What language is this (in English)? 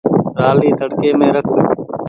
Goaria